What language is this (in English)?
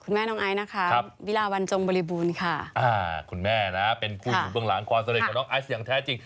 Thai